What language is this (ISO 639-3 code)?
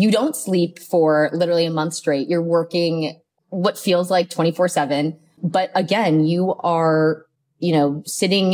eng